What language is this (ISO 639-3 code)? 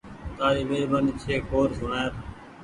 gig